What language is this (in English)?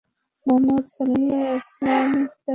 Bangla